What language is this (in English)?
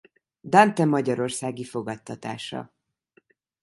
Hungarian